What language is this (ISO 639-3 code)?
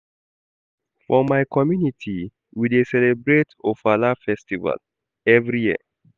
pcm